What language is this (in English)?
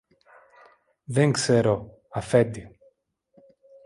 Greek